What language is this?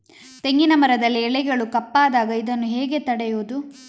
Kannada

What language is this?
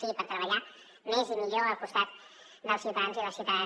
Catalan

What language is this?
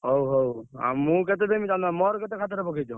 Odia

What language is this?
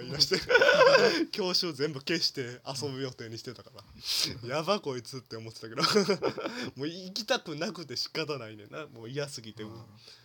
Japanese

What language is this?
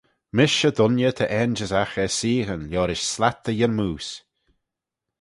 Manx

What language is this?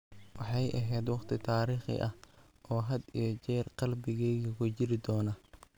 Somali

